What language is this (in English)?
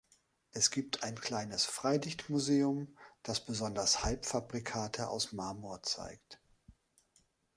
German